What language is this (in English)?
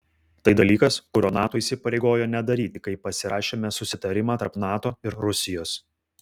Lithuanian